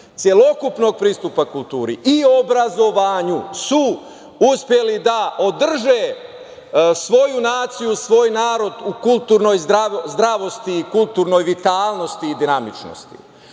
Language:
Serbian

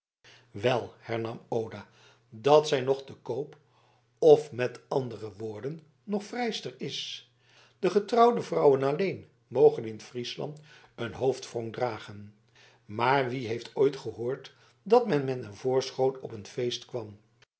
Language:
Dutch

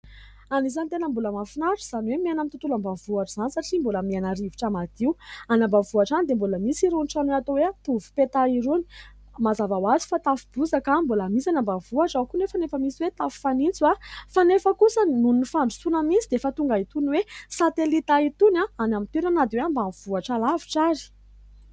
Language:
Malagasy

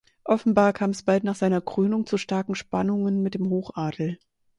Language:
German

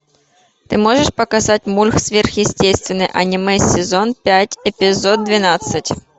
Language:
Russian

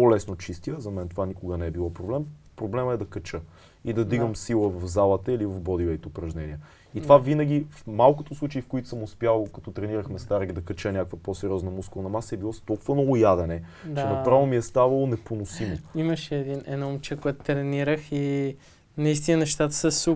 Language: Bulgarian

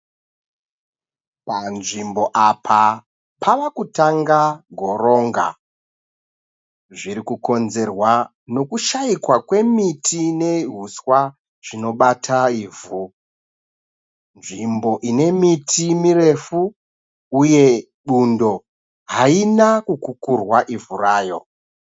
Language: Shona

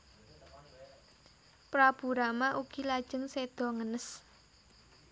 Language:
Javanese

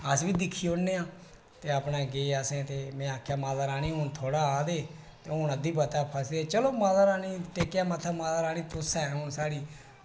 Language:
Dogri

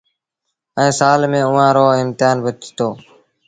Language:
Sindhi Bhil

